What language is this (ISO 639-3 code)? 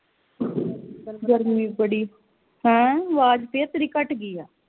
pan